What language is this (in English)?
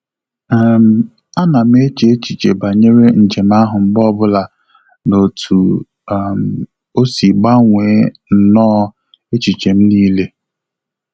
Igbo